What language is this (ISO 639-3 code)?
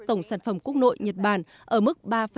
vie